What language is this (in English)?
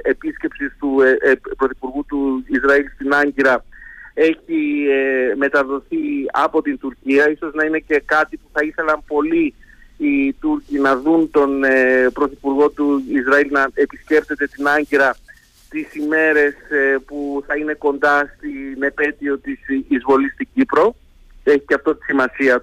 Greek